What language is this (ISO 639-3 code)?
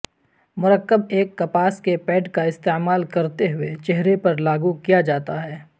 urd